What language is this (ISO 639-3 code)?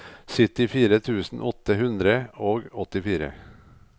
nor